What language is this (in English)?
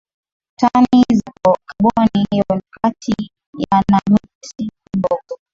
Swahili